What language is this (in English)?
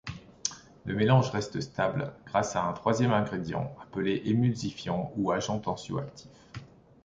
French